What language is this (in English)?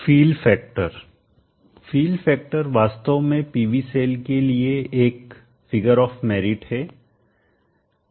Hindi